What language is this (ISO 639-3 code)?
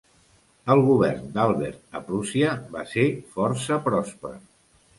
cat